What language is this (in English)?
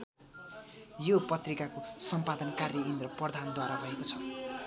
Nepali